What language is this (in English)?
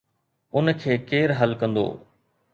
Sindhi